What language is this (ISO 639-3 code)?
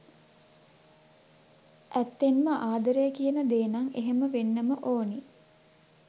sin